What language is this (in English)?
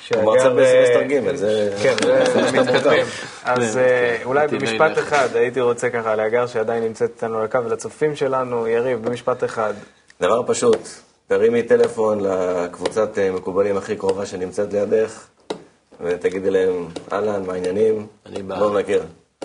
Hebrew